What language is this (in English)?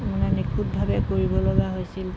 Assamese